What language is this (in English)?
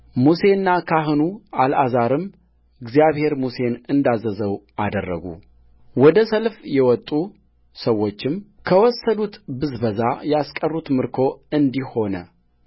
Amharic